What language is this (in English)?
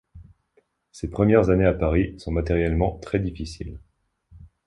French